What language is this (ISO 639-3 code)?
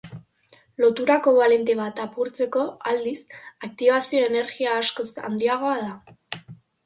eus